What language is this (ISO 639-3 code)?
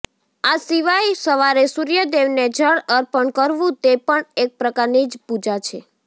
guj